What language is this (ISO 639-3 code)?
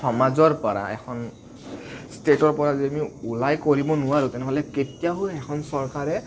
asm